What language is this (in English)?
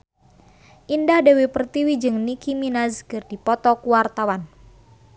Sundanese